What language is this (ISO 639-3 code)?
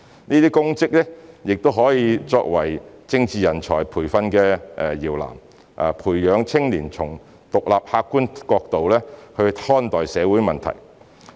yue